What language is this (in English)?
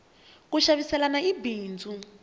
Tsonga